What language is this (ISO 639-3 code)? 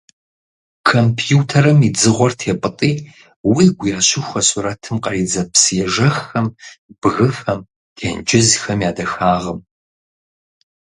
kbd